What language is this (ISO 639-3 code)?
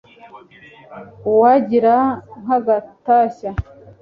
kin